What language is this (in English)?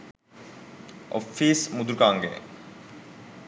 Sinhala